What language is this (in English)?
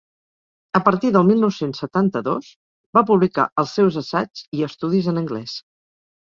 Catalan